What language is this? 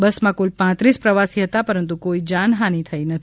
Gujarati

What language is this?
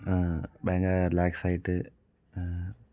Malayalam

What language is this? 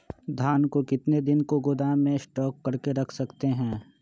Magahi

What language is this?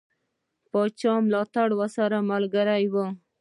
Pashto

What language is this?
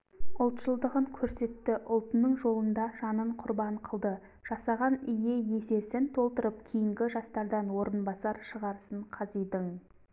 Kazakh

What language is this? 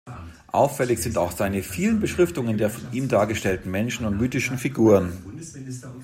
German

